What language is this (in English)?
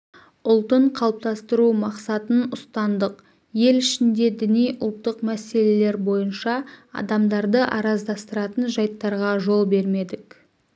Kazakh